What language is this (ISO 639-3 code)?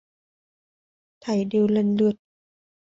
vie